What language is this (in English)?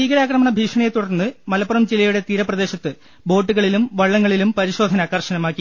Malayalam